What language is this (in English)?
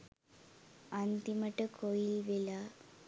Sinhala